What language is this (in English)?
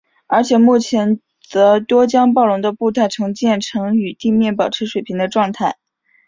Chinese